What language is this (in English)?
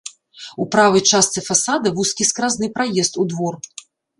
Belarusian